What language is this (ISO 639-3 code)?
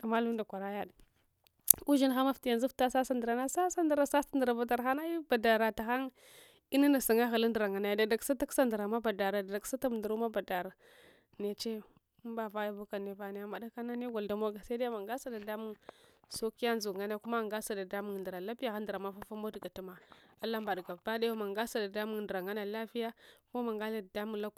hwo